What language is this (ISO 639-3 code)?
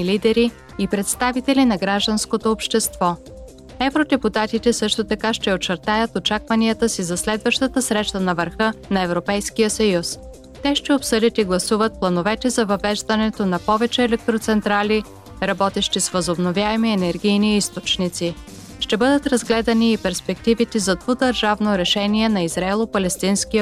bul